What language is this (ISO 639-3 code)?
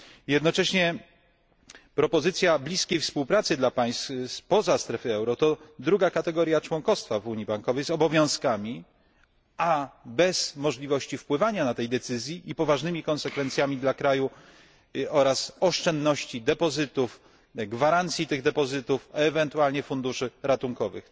pol